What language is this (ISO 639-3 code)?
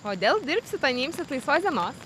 lit